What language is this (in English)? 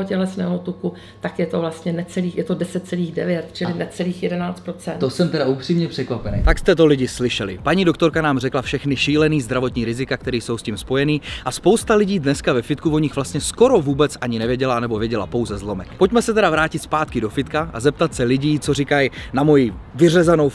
Czech